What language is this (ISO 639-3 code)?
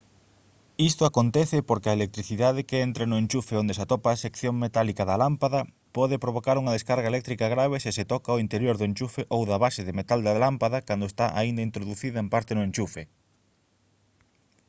glg